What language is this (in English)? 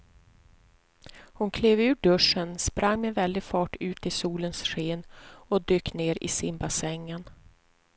Swedish